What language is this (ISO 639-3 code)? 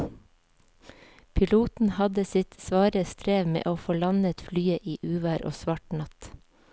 nor